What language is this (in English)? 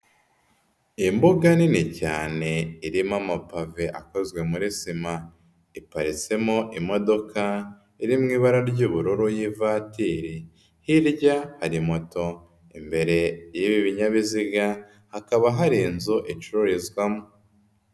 Kinyarwanda